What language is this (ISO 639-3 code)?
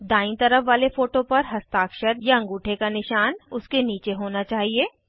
hin